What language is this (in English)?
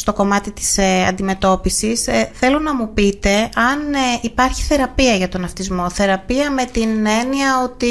Greek